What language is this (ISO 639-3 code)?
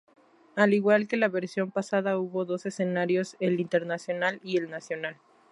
spa